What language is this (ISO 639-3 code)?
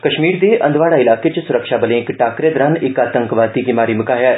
doi